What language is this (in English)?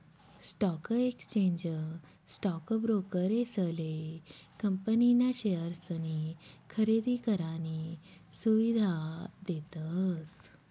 Marathi